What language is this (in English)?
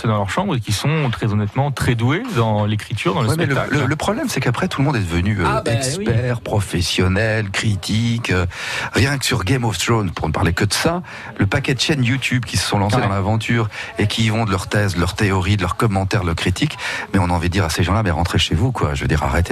French